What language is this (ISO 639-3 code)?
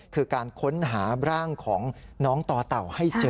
tha